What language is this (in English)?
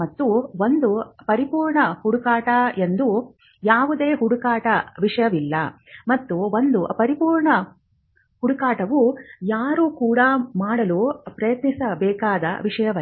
Kannada